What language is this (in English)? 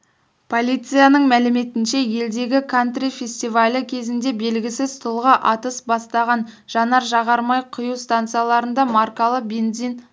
Kazakh